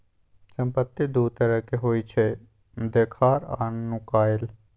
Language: Maithili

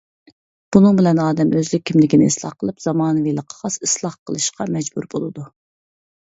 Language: Uyghur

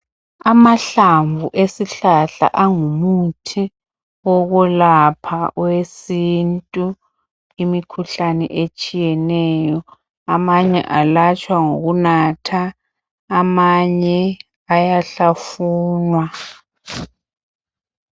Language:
North Ndebele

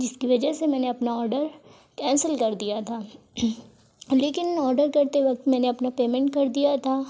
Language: Urdu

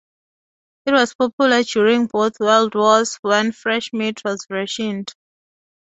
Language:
English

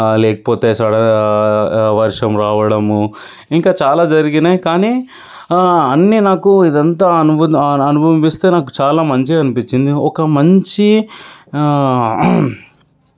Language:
Telugu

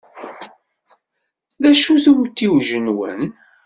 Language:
Kabyle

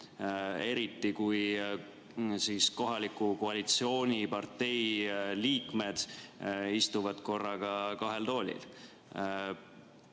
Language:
Estonian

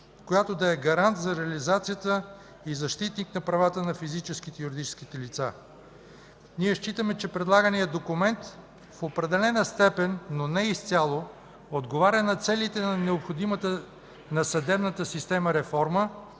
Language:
Bulgarian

